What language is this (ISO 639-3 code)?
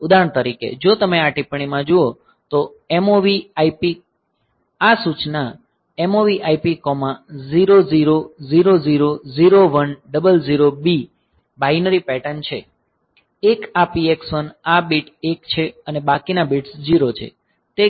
guj